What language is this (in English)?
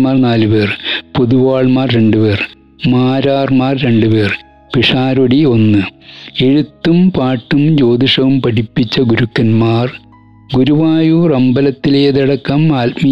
Malayalam